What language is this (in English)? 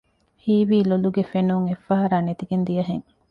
Divehi